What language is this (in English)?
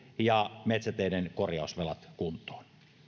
Finnish